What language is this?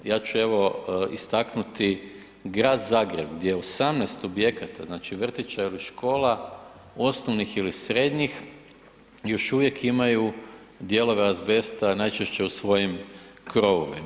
Croatian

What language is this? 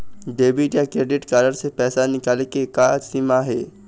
Chhattisgarhi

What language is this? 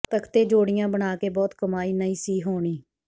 Punjabi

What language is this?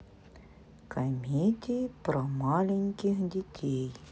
Russian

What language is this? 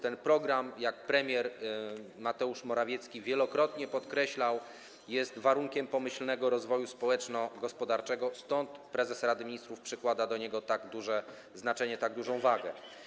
Polish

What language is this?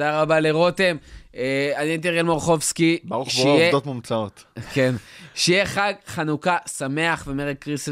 Hebrew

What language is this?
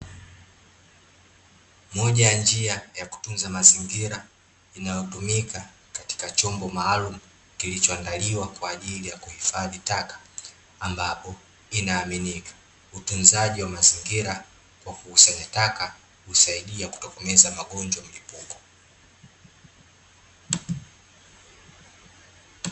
Swahili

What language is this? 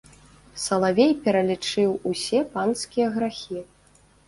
Belarusian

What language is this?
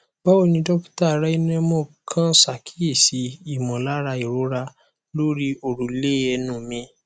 Yoruba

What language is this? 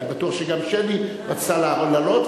Hebrew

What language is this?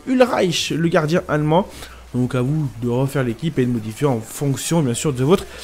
French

